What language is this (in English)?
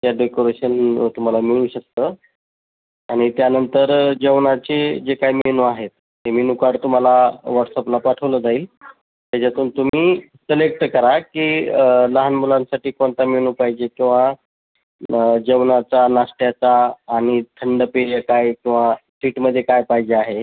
Marathi